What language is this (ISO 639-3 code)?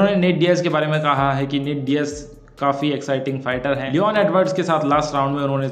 hin